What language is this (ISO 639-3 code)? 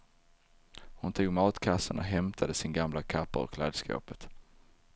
swe